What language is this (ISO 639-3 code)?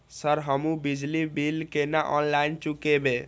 mai